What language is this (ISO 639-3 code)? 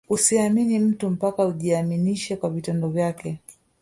swa